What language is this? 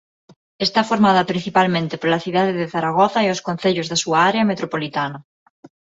Galician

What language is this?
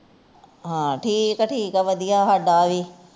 Punjabi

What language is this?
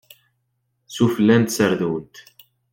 Kabyle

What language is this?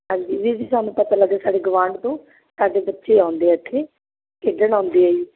Punjabi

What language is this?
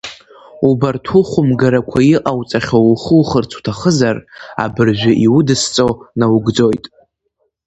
Abkhazian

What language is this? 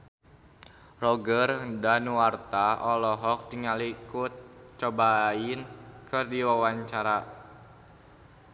Sundanese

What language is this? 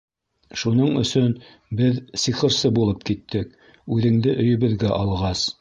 Bashkir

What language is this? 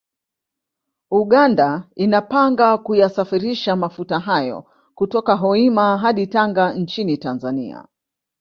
Swahili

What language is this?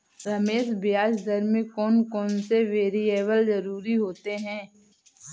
Hindi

